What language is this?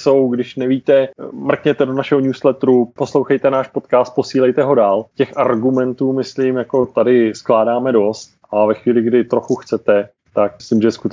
Czech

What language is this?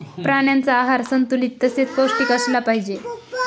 Marathi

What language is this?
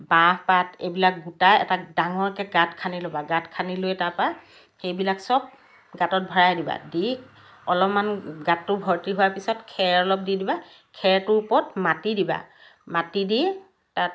Assamese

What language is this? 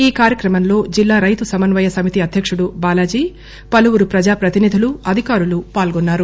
Telugu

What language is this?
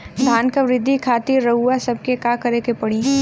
Bhojpuri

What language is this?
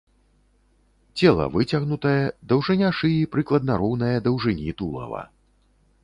Belarusian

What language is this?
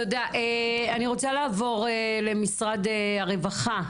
Hebrew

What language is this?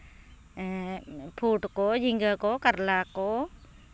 Santali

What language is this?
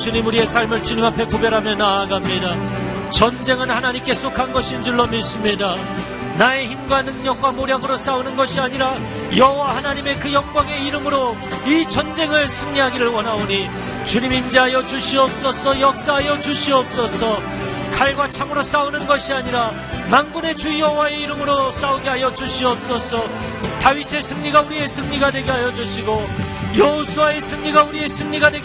Korean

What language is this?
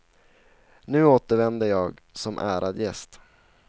Swedish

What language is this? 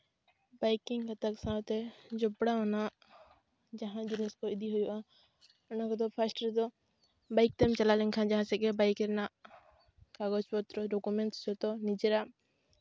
Santali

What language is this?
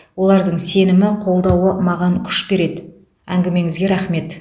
Kazakh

